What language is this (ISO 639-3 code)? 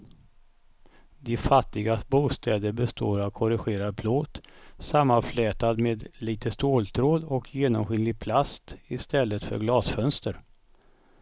swe